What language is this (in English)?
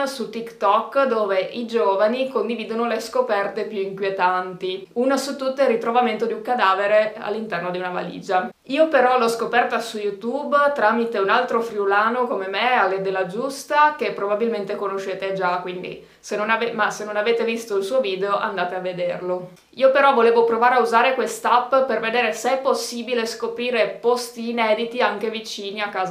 Italian